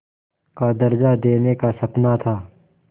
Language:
Hindi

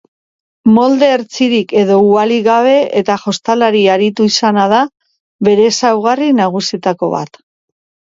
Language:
Basque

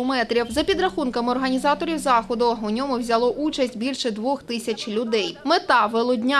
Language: Ukrainian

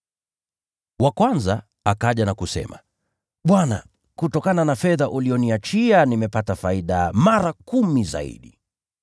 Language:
Swahili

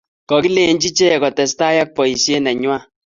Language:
Kalenjin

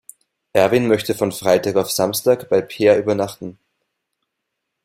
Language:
German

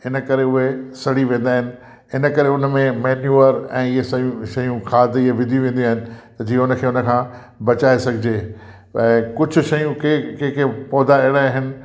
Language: Sindhi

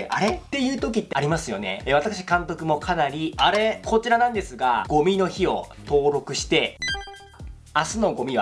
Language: Japanese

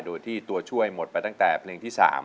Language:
Thai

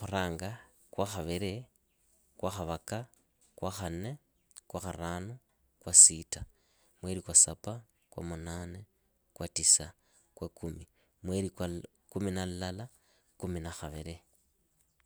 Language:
Idakho-Isukha-Tiriki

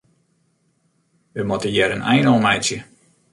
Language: Western Frisian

